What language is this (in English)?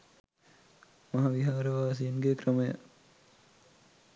Sinhala